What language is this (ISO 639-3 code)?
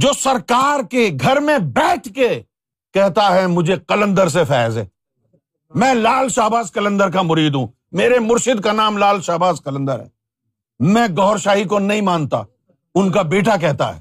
urd